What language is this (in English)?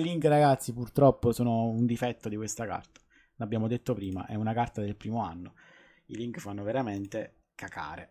Italian